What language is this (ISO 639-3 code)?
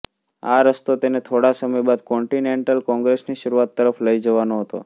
guj